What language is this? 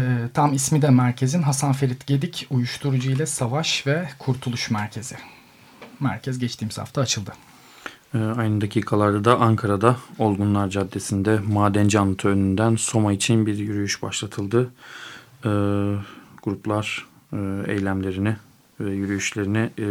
Turkish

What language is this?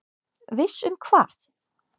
Icelandic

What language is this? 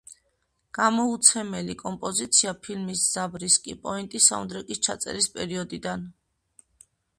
Georgian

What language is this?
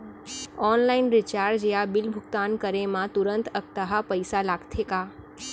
Chhattisgarhi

